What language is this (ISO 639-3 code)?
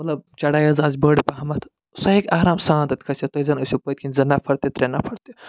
kas